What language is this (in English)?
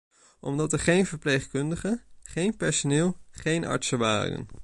Dutch